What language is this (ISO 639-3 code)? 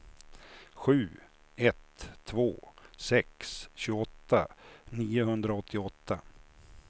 swe